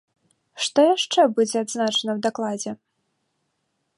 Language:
Belarusian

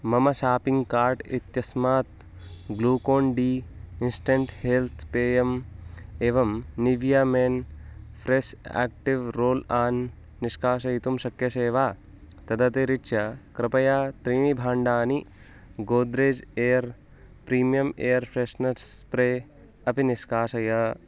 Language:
Sanskrit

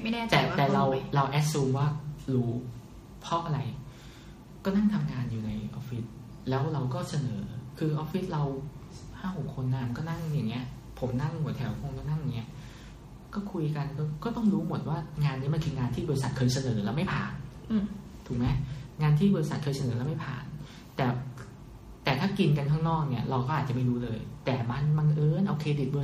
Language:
Thai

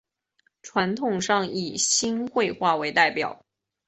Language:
Chinese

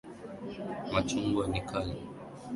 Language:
Swahili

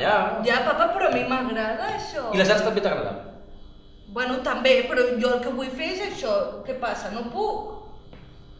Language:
Spanish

